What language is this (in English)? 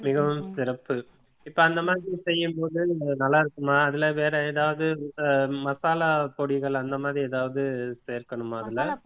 Tamil